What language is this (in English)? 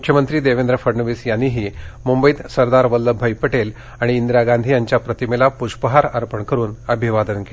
Marathi